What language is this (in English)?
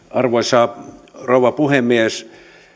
Finnish